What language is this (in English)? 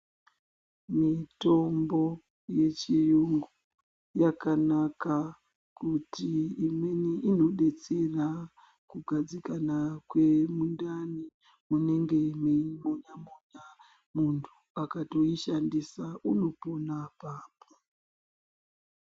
Ndau